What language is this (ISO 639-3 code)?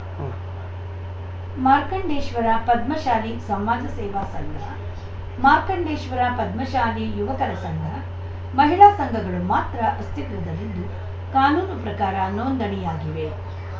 kan